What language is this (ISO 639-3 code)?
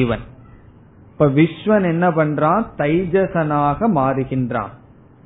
tam